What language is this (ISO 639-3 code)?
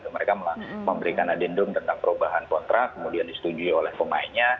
ind